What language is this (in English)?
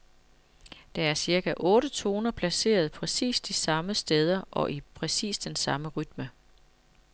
Danish